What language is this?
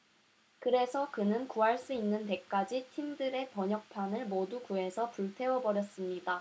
Korean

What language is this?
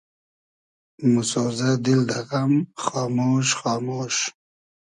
Hazaragi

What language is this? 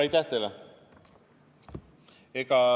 Estonian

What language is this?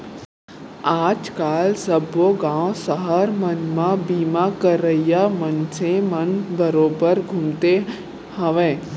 Chhattisgarhi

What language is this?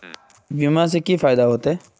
Magahi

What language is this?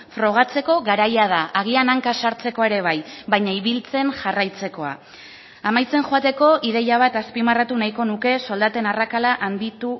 Basque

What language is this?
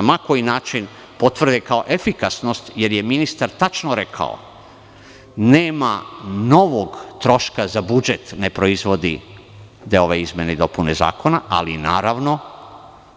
Serbian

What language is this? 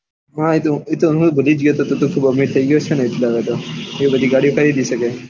Gujarati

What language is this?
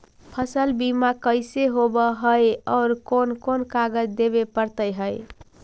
Magahi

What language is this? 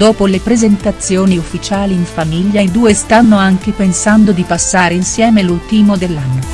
Italian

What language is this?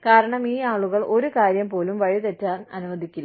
Malayalam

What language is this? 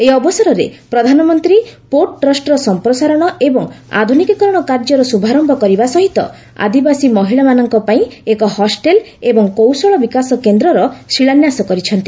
Odia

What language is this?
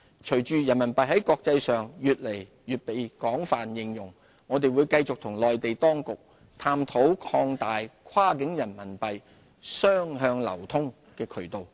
Cantonese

